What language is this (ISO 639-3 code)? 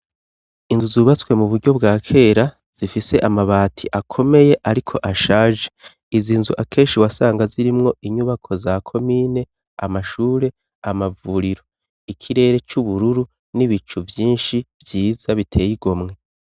run